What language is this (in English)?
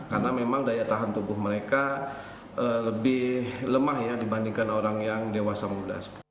Indonesian